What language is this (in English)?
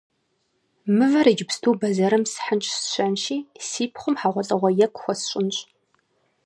Kabardian